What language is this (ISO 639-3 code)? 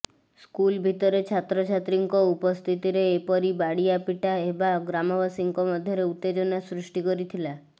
ori